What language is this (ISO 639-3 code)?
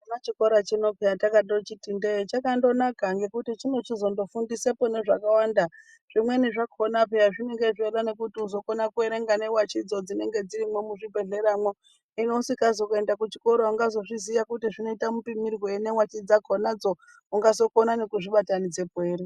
ndc